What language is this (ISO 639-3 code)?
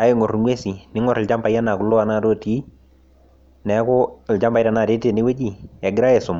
mas